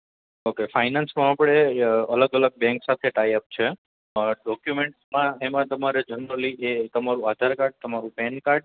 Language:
Gujarati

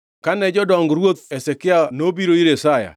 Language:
Luo (Kenya and Tanzania)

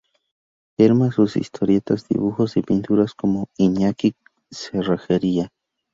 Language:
Spanish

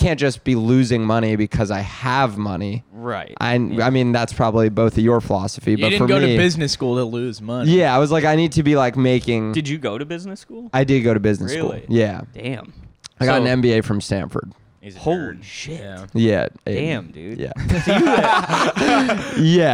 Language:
English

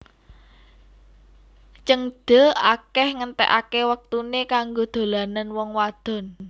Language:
Javanese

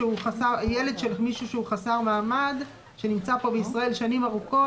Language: Hebrew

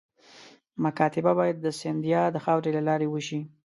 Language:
Pashto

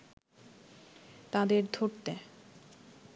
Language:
Bangla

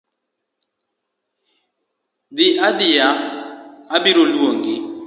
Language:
Luo (Kenya and Tanzania)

